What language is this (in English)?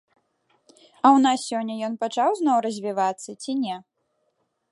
Belarusian